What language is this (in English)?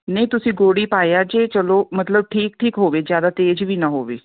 Punjabi